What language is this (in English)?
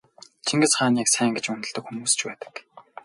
Mongolian